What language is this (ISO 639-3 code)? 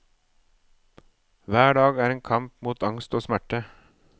nor